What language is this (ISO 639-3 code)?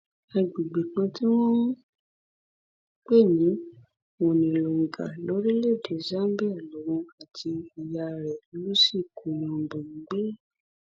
yor